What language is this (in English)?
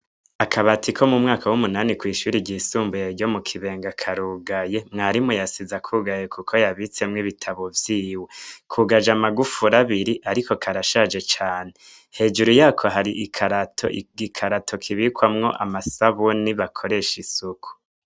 Rundi